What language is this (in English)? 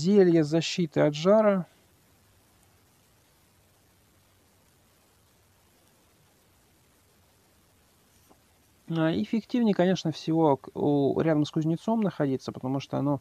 Russian